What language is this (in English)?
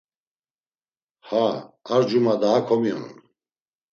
Laz